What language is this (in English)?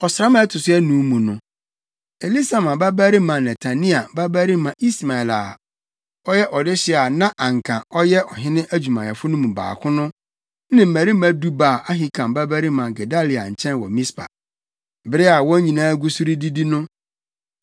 Akan